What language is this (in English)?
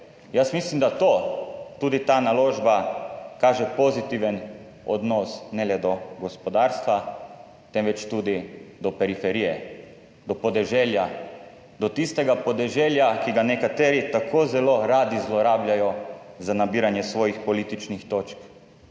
Slovenian